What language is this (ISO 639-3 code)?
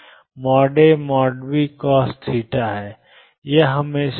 hin